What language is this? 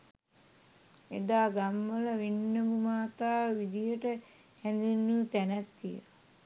Sinhala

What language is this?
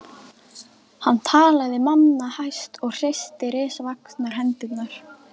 Icelandic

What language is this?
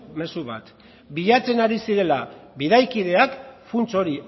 Basque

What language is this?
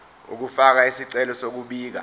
Zulu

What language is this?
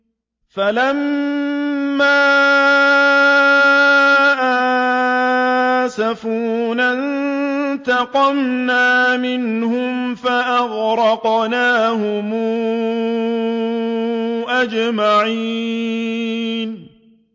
Arabic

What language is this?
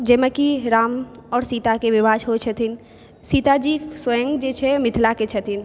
Maithili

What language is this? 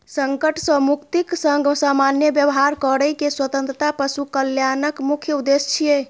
Maithili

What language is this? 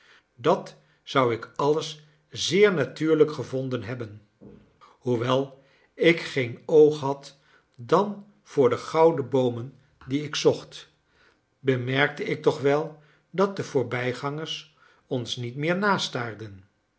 Dutch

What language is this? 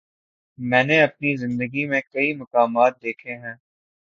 Urdu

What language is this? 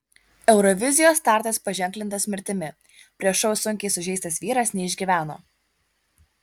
Lithuanian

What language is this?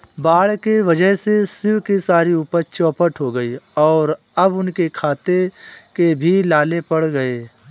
Hindi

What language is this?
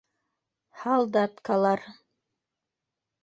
Bashkir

